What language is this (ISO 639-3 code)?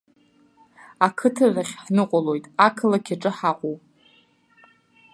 abk